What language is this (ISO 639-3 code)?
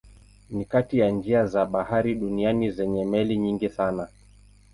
swa